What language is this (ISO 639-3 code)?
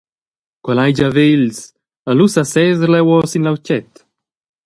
roh